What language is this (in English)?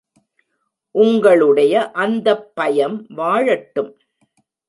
Tamil